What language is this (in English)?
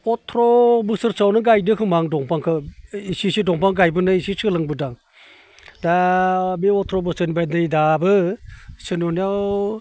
Bodo